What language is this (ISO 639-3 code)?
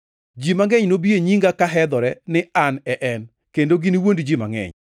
luo